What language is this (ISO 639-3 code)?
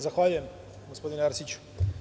srp